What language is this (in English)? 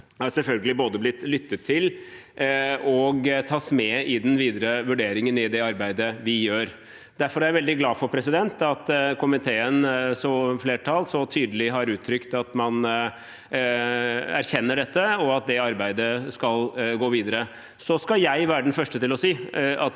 Norwegian